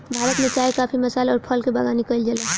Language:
Bhojpuri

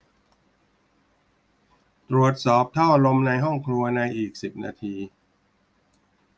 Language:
Thai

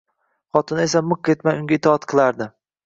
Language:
Uzbek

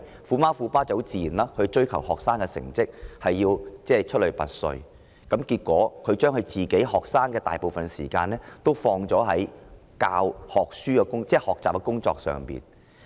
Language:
Cantonese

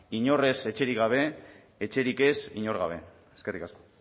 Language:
Basque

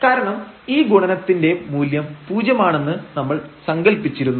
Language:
Malayalam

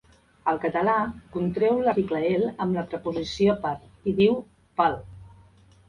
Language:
Catalan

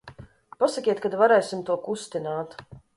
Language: Latvian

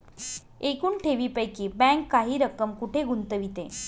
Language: Marathi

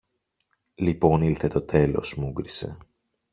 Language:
Greek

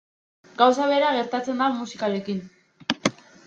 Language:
Basque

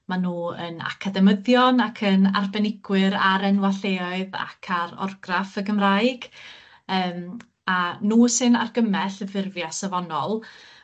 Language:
Welsh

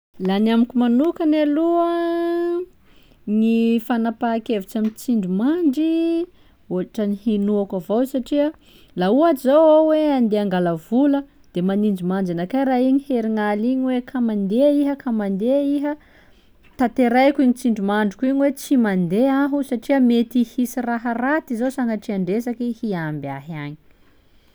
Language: Sakalava Malagasy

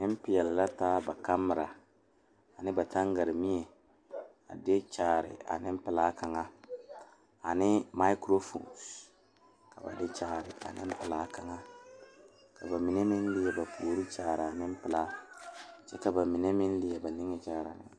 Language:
Southern Dagaare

